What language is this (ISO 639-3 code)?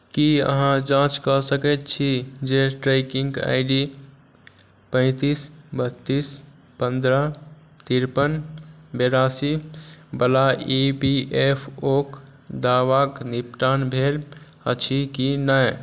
mai